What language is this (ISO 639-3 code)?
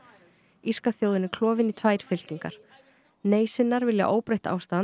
isl